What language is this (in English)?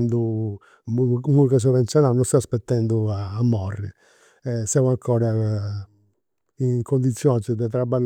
Campidanese Sardinian